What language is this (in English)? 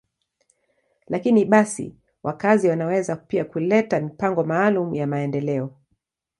Swahili